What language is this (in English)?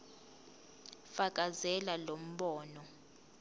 Zulu